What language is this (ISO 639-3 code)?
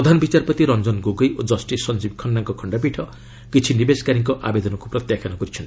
ori